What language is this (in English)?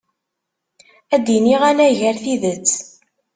Kabyle